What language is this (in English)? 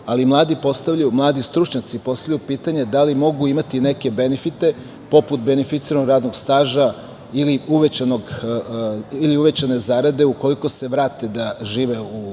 Serbian